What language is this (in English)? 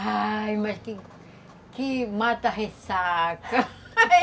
Portuguese